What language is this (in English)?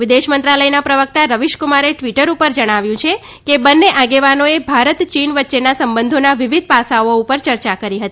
Gujarati